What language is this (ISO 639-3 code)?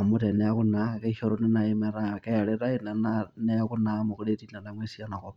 mas